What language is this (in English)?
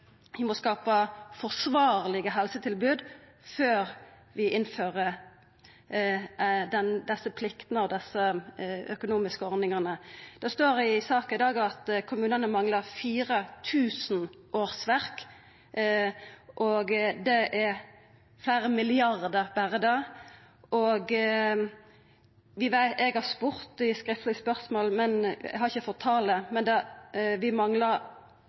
Norwegian Nynorsk